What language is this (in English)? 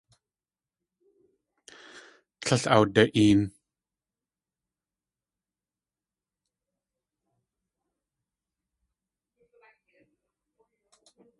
Tlingit